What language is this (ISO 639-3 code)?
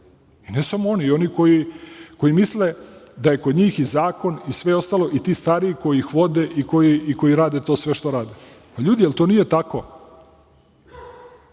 srp